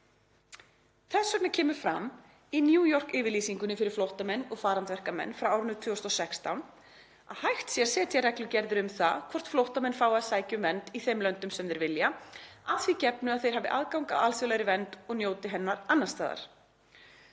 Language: Icelandic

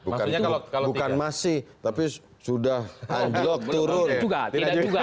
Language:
Indonesian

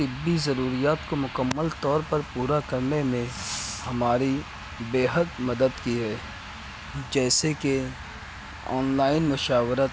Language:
Urdu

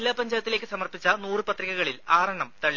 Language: Malayalam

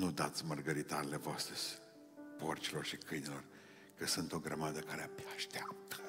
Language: Romanian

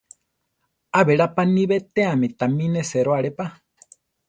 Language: Central Tarahumara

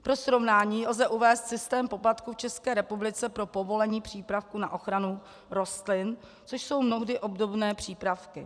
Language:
Czech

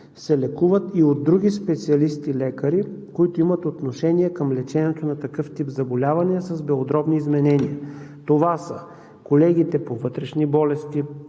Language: Bulgarian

